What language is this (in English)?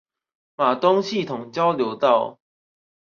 Chinese